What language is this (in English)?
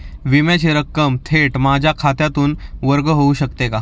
Marathi